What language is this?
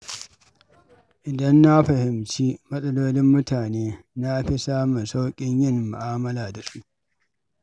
Hausa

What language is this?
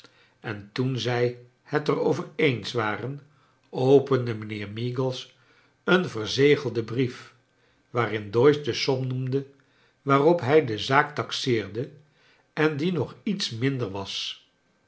Dutch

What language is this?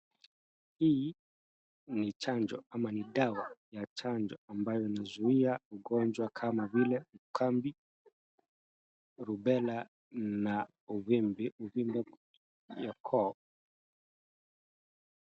Swahili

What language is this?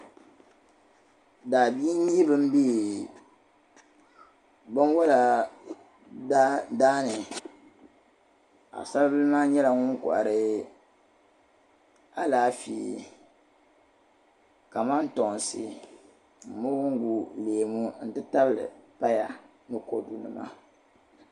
Dagbani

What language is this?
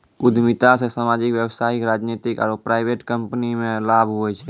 Maithili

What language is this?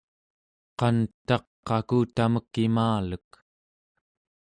Central Yupik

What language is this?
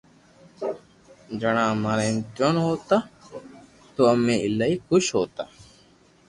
Loarki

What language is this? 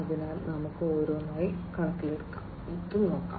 Malayalam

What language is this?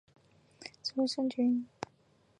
Chinese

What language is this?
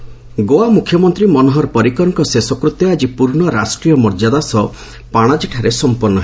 Odia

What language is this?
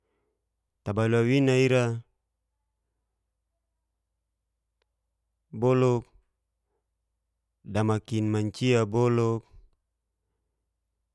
Geser-Gorom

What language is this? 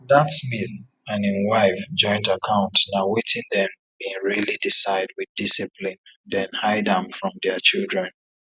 Nigerian Pidgin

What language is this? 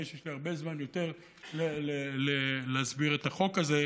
Hebrew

